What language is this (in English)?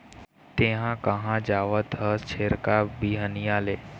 Chhattisgarhi